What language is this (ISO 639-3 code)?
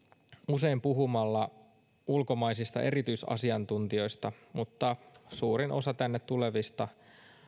fin